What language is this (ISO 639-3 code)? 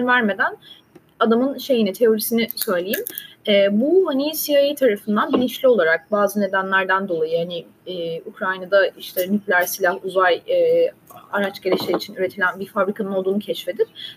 tur